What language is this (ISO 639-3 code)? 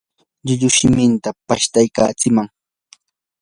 qur